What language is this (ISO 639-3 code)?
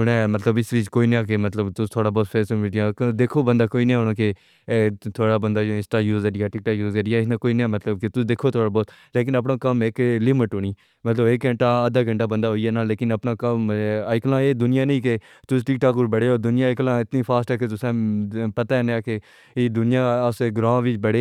phr